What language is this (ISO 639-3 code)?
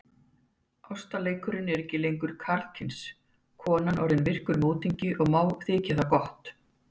isl